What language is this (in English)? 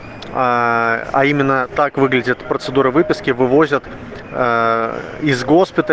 Russian